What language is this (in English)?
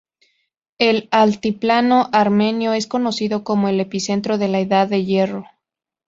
Spanish